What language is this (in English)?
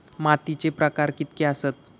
Marathi